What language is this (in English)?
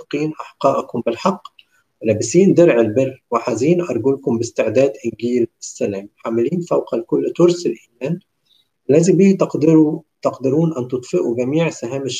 Arabic